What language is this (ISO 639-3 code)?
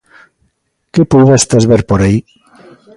glg